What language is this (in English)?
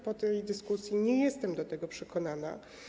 Polish